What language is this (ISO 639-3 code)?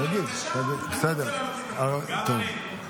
heb